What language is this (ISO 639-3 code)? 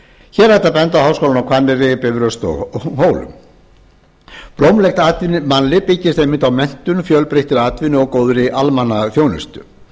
isl